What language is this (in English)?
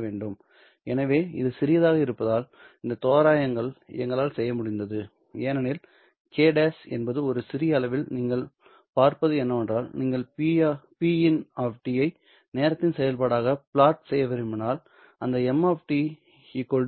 Tamil